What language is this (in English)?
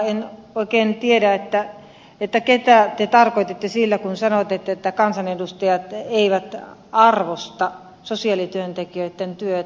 Finnish